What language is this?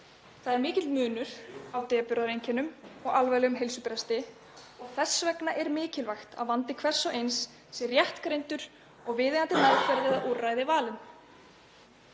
Icelandic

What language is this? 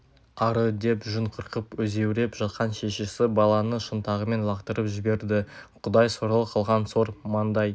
Kazakh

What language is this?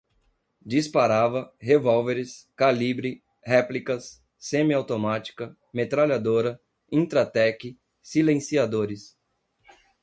Portuguese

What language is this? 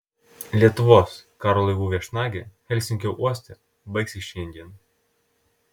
Lithuanian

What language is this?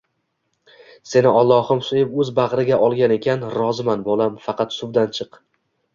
Uzbek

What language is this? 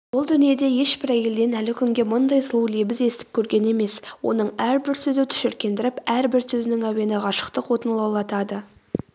Kazakh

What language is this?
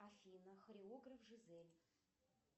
Russian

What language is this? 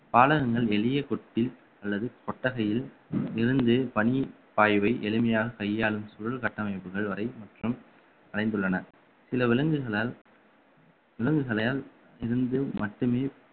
Tamil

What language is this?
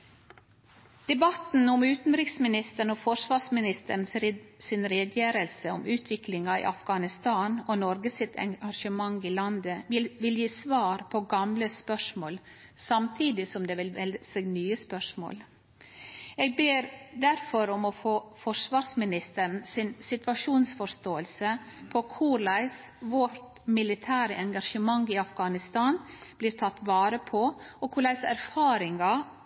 Norwegian Nynorsk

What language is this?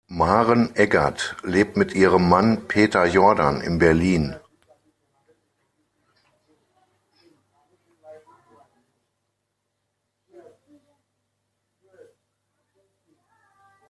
German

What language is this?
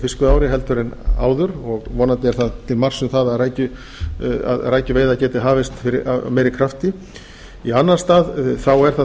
Icelandic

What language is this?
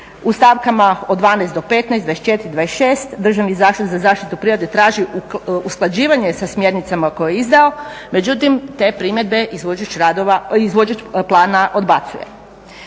Croatian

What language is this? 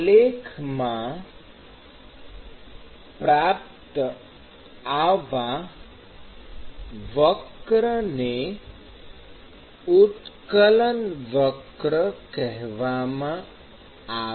Gujarati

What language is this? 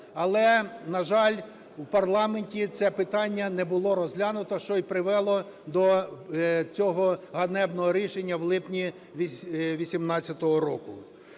Ukrainian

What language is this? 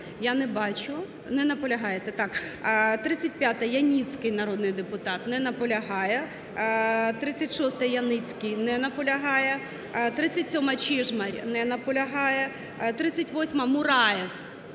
Ukrainian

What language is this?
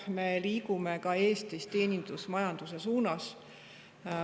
Estonian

